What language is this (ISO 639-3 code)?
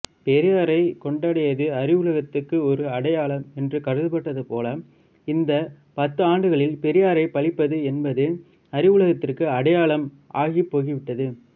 tam